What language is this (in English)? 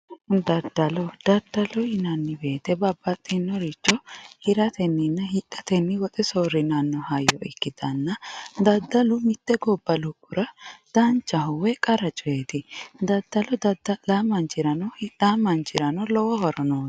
Sidamo